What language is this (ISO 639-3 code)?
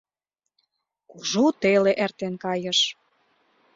chm